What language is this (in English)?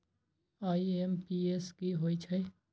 Magahi